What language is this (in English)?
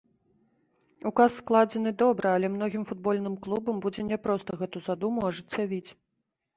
Belarusian